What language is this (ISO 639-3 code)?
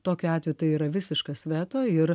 lit